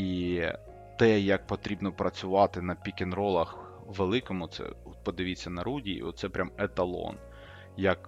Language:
Ukrainian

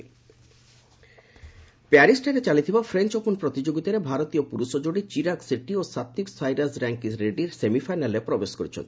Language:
Odia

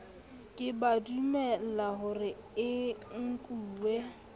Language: Southern Sotho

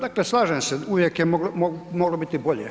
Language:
Croatian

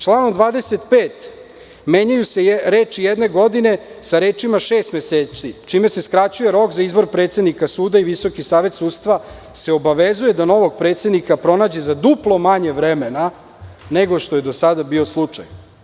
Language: Serbian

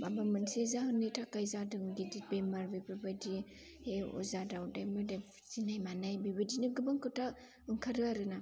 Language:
Bodo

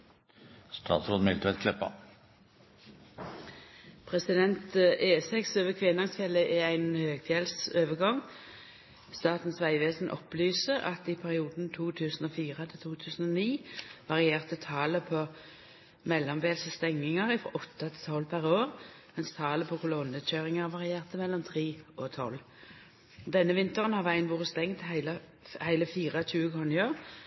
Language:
Norwegian Nynorsk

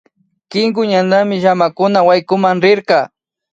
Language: Imbabura Highland Quichua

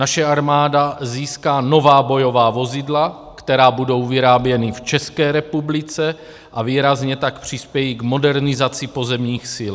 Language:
Czech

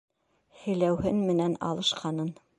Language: Bashkir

